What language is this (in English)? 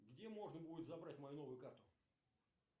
Russian